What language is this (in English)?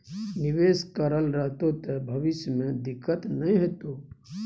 Maithili